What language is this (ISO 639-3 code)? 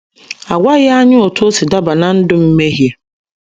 ibo